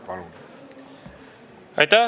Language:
Estonian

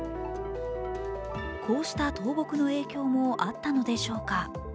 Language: Japanese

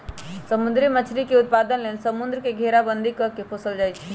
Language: Magahi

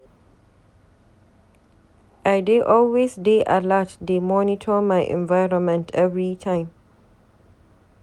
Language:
Nigerian Pidgin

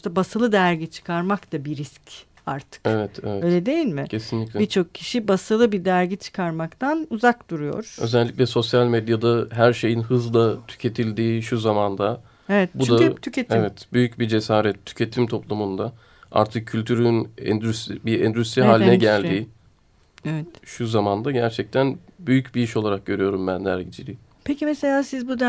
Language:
Turkish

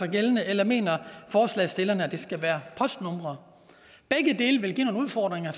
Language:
Danish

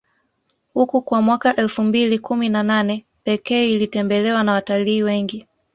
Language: Swahili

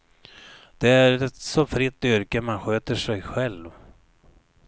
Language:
Swedish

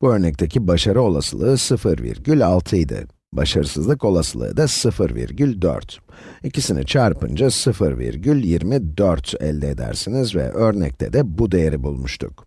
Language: Turkish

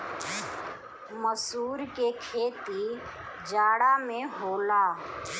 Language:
Bhojpuri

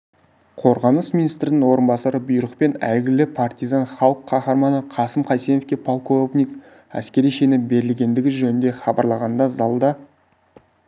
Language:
Kazakh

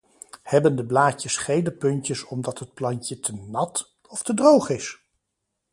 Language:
Dutch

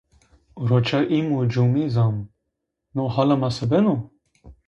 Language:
Zaza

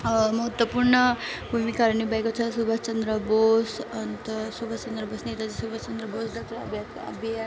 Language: Nepali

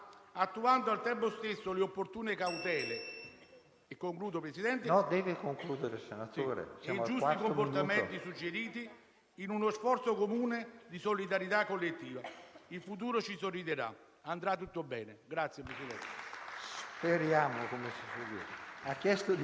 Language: Italian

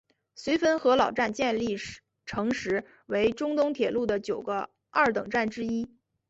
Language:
Chinese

